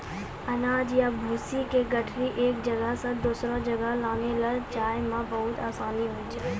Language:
Maithili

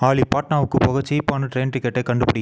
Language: Tamil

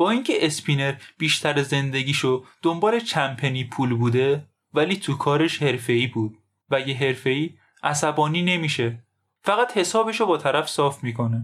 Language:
Persian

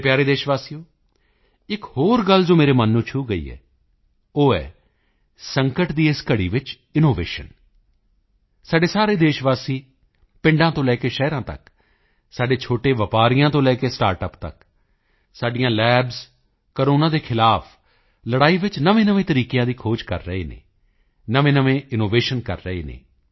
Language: Punjabi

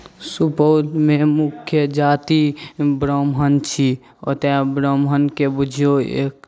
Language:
Maithili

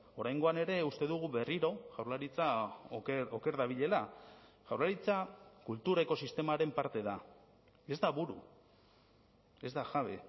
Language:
Basque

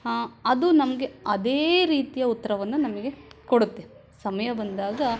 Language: Kannada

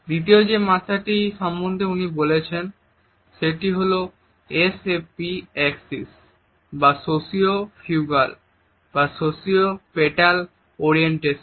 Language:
Bangla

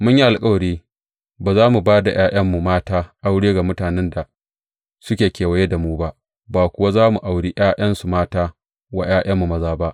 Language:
Hausa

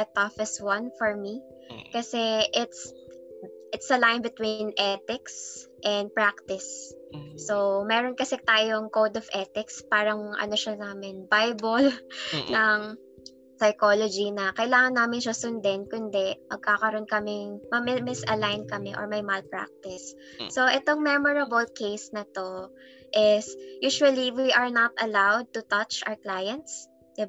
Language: Filipino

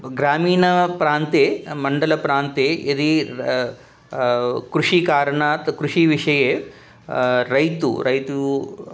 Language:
Sanskrit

